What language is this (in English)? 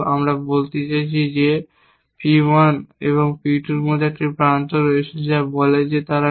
Bangla